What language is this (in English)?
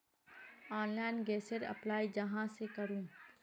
Magahi